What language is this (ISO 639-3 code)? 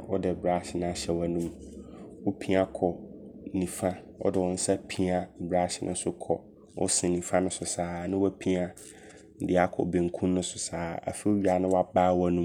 abr